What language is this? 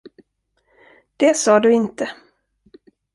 Swedish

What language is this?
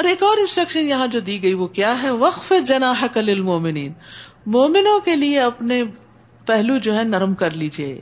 Urdu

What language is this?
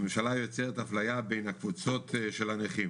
Hebrew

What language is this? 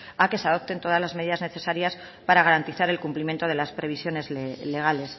Spanish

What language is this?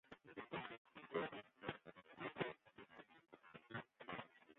Western Frisian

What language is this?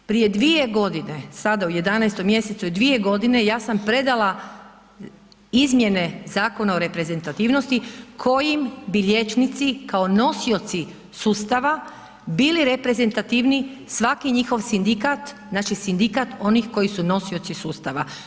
Croatian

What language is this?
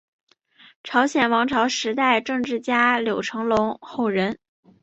Chinese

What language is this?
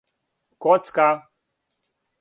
Serbian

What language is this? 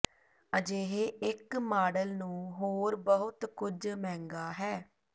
Punjabi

